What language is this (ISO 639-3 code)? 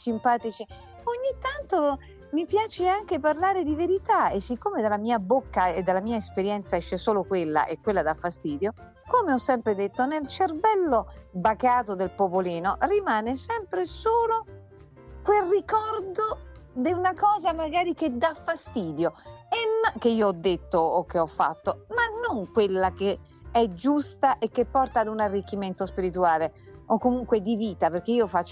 ita